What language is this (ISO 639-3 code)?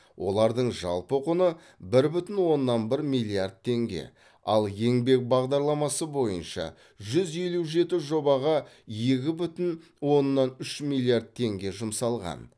kaz